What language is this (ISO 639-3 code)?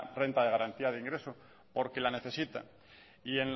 spa